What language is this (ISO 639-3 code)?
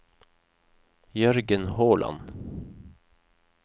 nor